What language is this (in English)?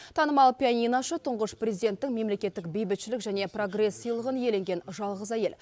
Kazakh